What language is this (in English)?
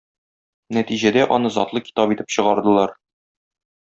Tatar